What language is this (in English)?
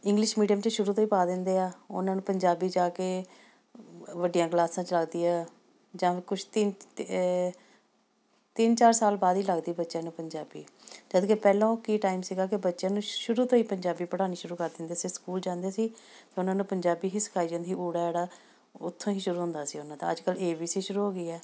Punjabi